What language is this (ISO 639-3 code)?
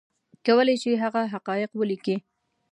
pus